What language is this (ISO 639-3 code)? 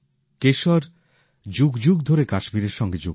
ben